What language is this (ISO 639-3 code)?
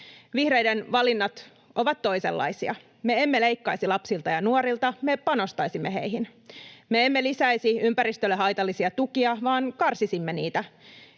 fin